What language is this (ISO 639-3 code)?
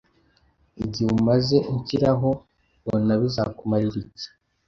kin